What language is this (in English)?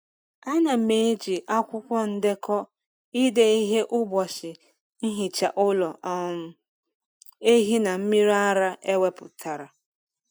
Igbo